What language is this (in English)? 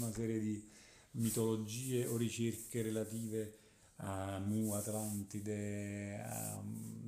Italian